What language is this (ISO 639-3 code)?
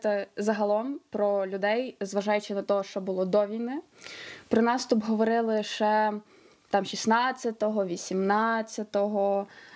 ukr